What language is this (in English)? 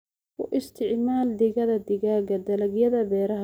Somali